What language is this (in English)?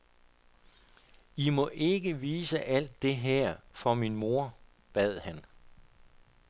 Danish